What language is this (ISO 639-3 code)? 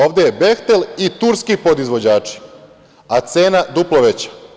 srp